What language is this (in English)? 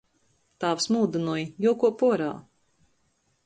Latgalian